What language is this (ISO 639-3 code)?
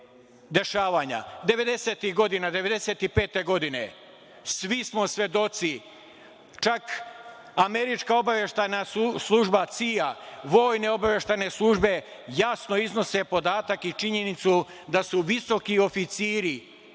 srp